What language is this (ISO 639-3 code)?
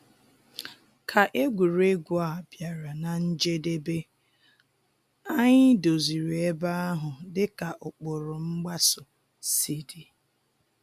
ibo